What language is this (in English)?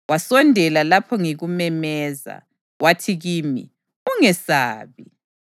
North Ndebele